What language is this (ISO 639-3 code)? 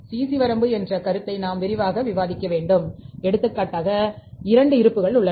tam